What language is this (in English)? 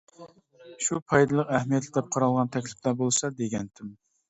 Uyghur